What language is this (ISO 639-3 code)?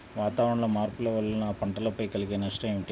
tel